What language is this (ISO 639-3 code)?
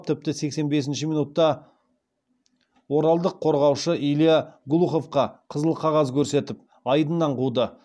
kaz